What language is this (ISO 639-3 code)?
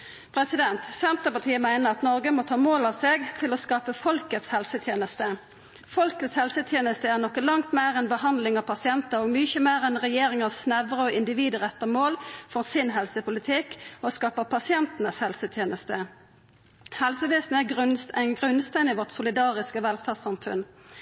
nno